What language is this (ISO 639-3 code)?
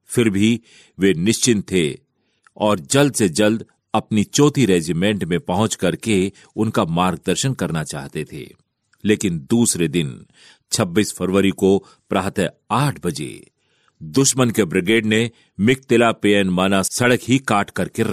hin